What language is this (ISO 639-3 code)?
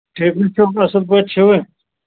kas